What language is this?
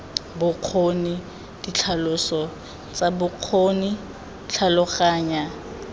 Tswana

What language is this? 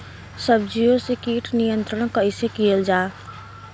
Bhojpuri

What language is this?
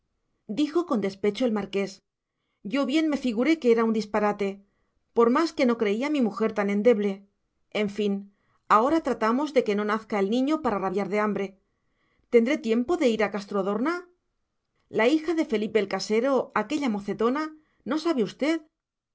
Spanish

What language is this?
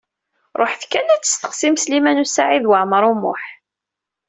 Kabyle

